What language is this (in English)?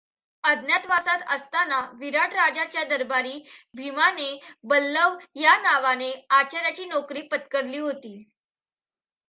Marathi